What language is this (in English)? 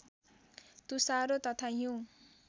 Nepali